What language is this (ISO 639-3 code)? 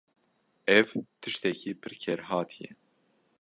kur